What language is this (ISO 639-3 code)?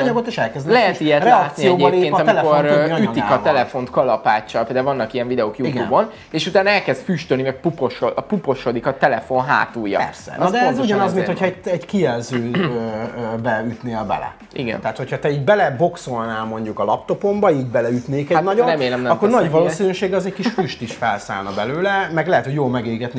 hun